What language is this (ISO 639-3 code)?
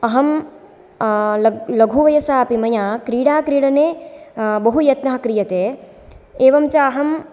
san